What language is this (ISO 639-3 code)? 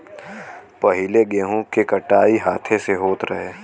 bho